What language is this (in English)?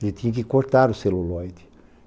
Portuguese